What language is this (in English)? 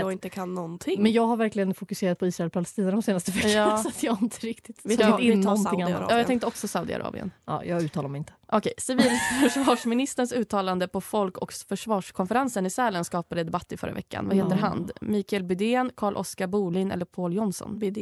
Swedish